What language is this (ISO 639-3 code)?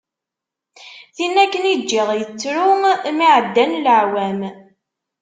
kab